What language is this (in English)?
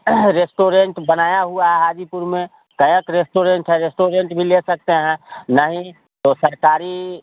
Hindi